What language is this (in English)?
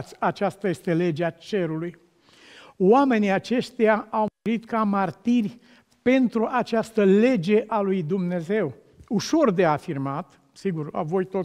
Romanian